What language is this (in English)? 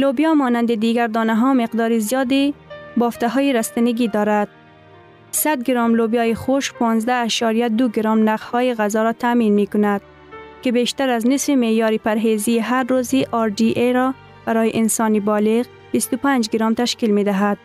Persian